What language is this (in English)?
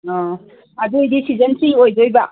Manipuri